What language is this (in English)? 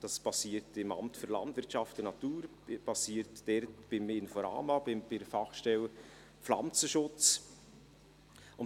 Swiss German